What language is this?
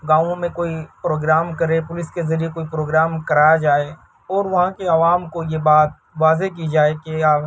Urdu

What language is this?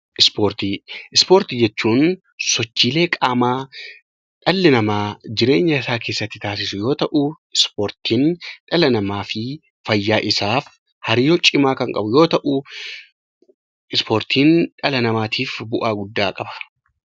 Oromo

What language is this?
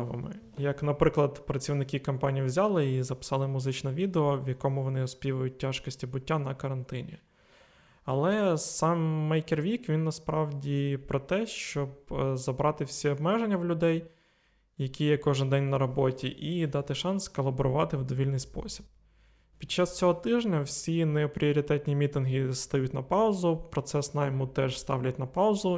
Ukrainian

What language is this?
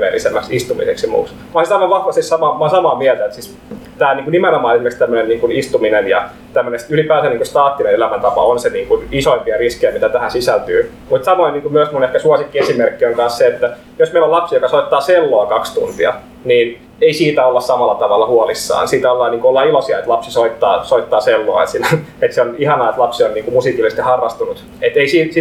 Finnish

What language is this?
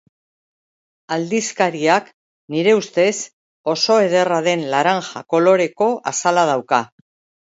Basque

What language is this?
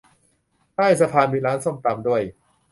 Thai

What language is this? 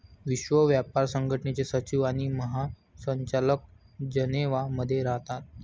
Marathi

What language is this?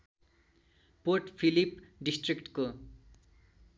Nepali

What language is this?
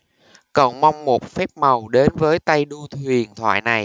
Vietnamese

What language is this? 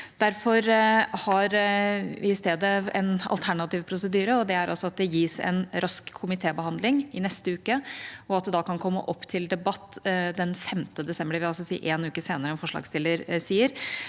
Norwegian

